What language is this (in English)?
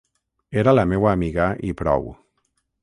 Catalan